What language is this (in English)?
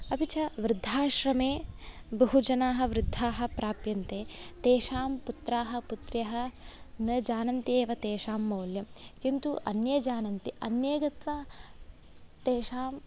Sanskrit